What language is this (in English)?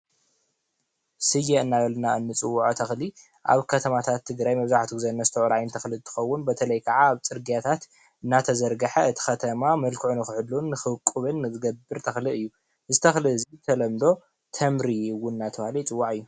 Tigrinya